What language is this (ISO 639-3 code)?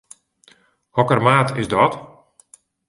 fry